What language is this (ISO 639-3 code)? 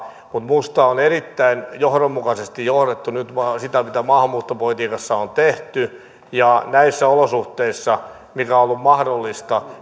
fin